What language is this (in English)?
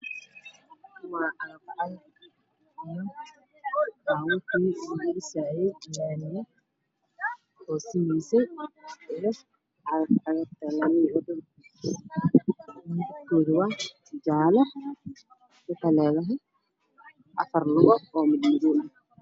Somali